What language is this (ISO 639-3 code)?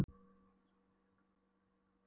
isl